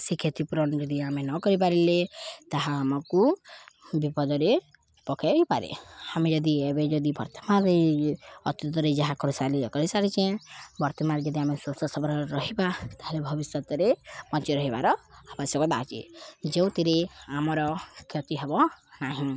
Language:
Odia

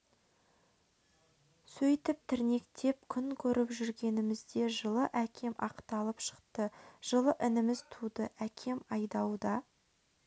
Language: Kazakh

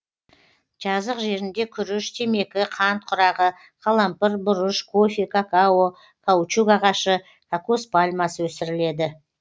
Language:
Kazakh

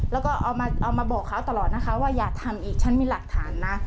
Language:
Thai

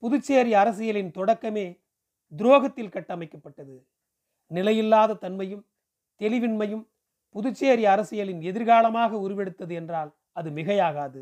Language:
Tamil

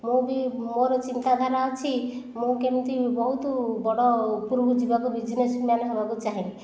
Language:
Odia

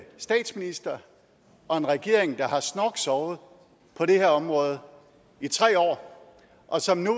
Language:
Danish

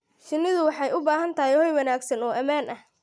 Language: Somali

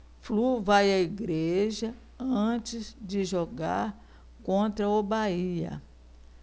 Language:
Portuguese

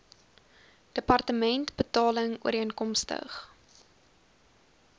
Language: Afrikaans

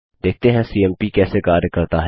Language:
Hindi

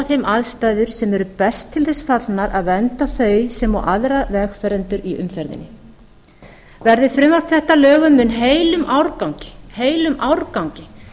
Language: Icelandic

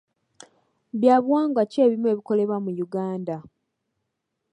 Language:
Ganda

